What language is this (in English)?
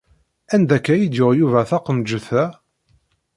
Kabyle